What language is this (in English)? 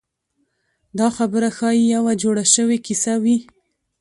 Pashto